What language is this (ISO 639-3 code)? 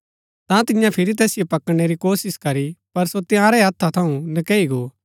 gbk